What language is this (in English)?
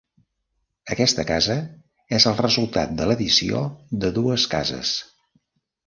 Catalan